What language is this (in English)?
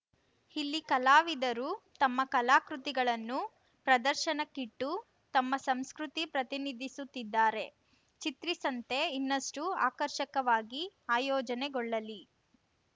Kannada